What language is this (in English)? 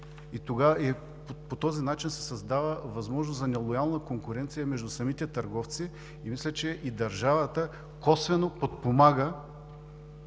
Bulgarian